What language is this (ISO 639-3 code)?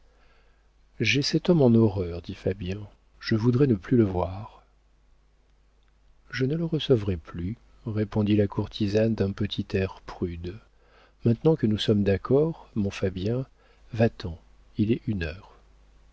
fra